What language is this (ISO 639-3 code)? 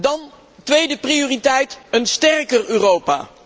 nld